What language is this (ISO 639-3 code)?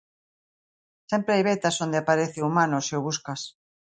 glg